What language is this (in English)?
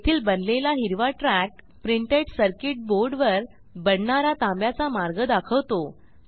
Marathi